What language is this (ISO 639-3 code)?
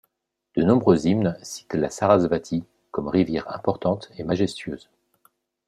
fra